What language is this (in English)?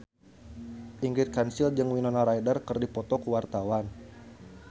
Sundanese